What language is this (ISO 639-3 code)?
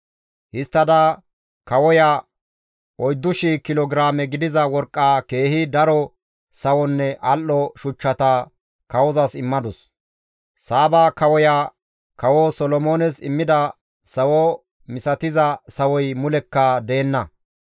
gmv